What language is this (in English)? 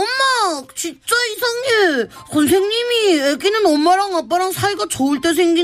Korean